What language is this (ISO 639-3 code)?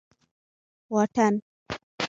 pus